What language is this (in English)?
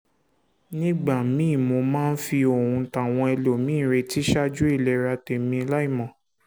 Yoruba